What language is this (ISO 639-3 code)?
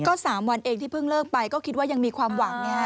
tha